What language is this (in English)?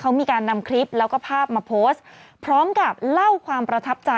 Thai